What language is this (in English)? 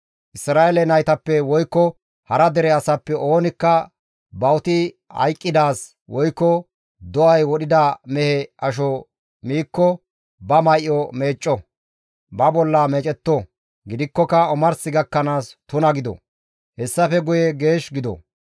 Gamo